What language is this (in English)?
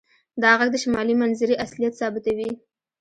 Pashto